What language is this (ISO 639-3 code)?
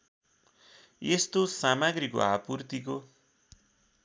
nep